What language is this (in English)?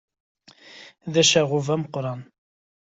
Kabyle